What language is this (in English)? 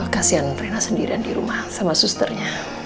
Indonesian